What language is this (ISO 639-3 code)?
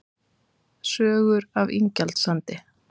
isl